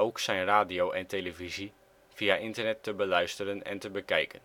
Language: Dutch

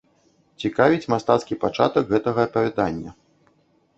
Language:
Belarusian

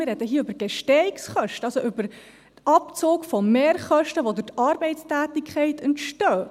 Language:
Swiss German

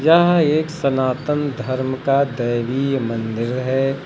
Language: Hindi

